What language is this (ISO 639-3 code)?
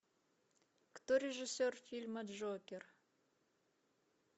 rus